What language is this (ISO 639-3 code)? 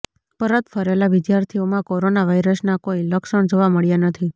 guj